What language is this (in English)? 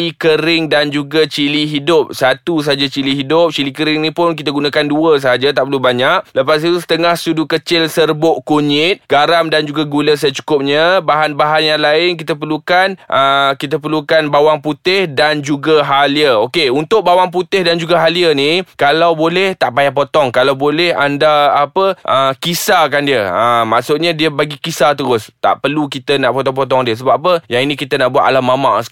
Malay